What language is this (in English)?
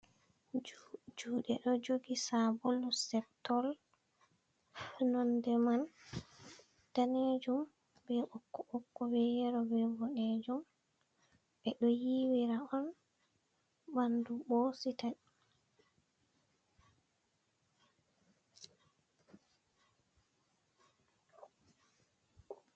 Fula